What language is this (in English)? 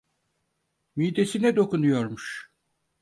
Turkish